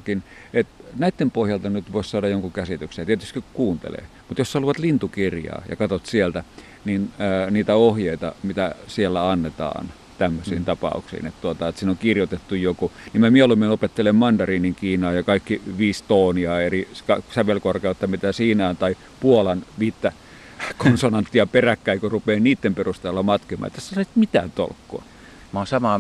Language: Finnish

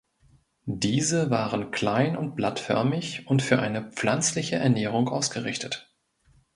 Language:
German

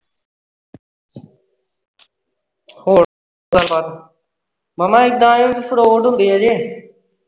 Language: Punjabi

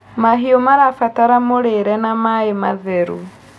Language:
Kikuyu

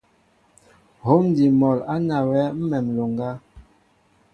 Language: Mbo (Cameroon)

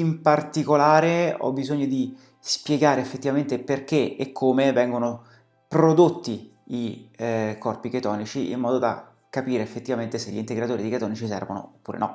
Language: Italian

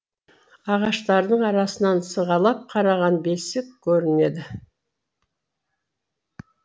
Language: Kazakh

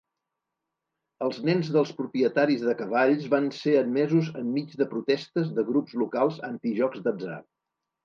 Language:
Catalan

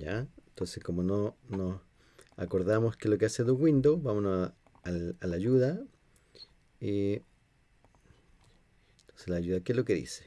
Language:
Spanish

